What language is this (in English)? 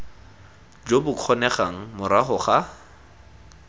Tswana